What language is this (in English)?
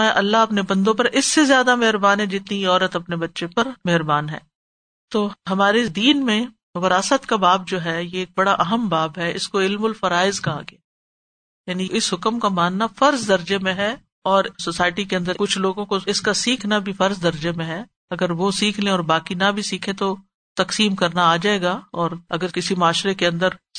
Urdu